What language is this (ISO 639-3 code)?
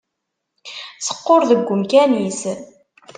kab